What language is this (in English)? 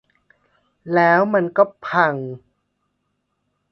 Thai